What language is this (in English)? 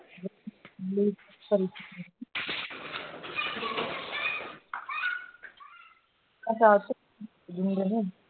Punjabi